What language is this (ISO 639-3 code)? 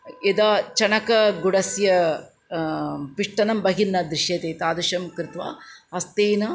san